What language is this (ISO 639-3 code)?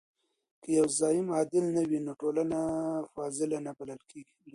pus